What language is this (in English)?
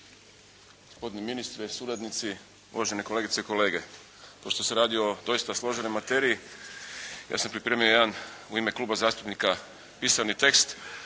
Croatian